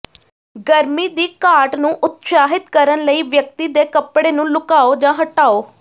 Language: Punjabi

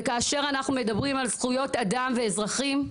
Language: Hebrew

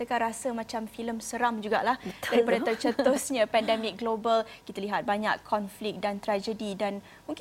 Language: Malay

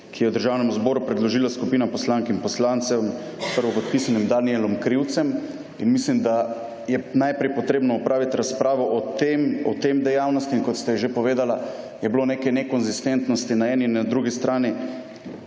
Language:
Slovenian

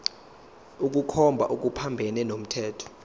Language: Zulu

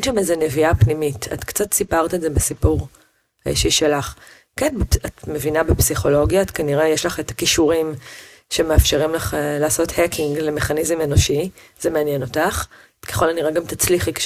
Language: Hebrew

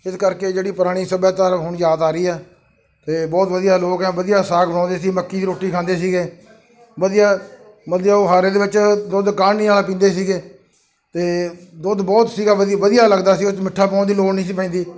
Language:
Punjabi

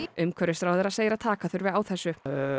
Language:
Icelandic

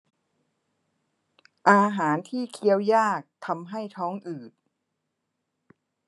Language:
Thai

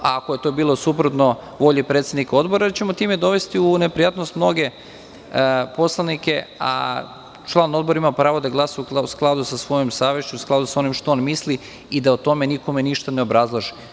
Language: Serbian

